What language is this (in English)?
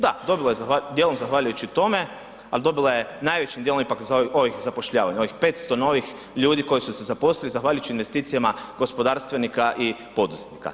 Croatian